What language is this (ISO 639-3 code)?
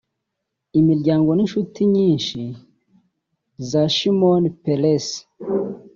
kin